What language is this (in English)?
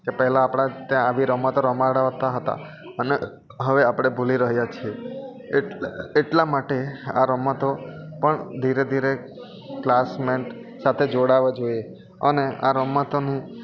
Gujarati